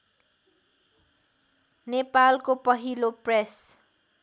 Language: Nepali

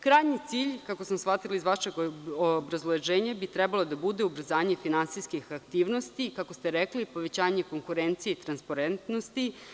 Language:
Serbian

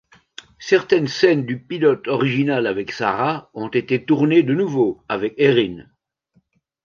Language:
French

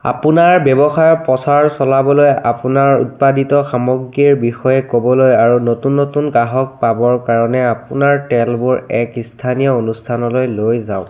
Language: Assamese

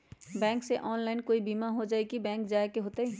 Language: Magahi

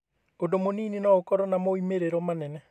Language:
Kikuyu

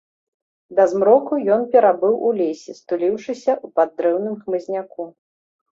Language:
Belarusian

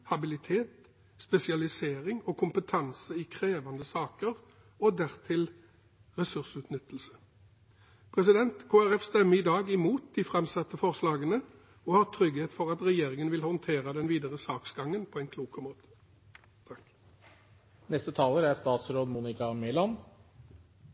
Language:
Norwegian Bokmål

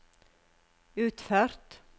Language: Norwegian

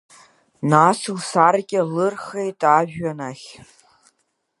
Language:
Abkhazian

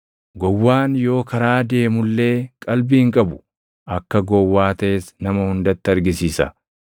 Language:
Oromo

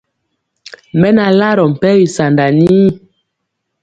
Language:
Mpiemo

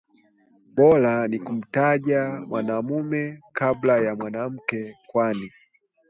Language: Swahili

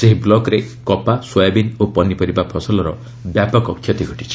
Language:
Odia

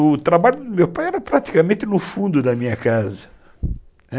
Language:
Portuguese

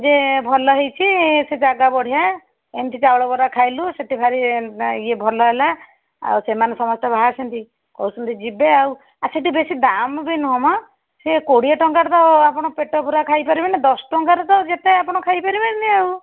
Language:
Odia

